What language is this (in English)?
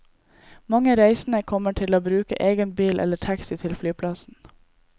Norwegian